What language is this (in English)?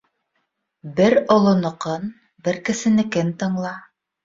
Bashkir